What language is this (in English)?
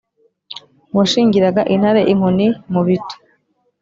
Kinyarwanda